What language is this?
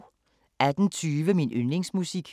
Danish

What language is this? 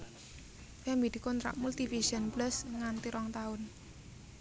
Javanese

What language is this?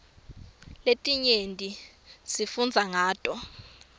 Swati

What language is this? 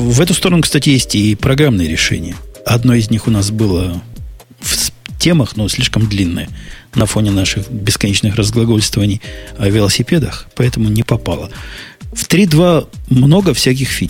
Russian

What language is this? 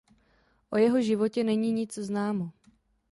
Czech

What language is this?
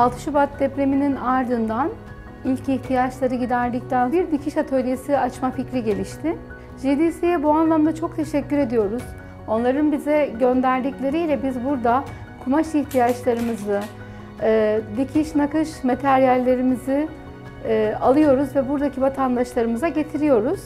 Turkish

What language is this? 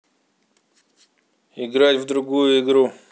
Russian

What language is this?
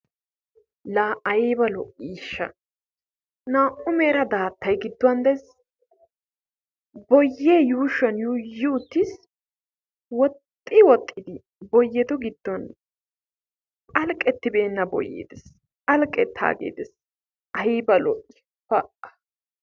Wolaytta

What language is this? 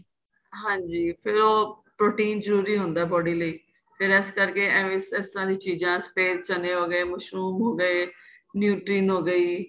Punjabi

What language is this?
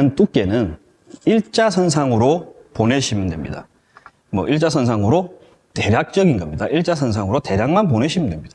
Korean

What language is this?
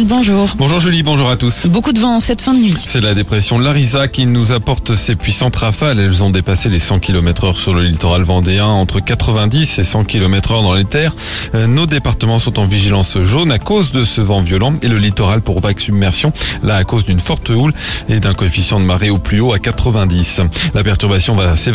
French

